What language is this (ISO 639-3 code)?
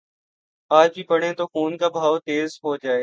urd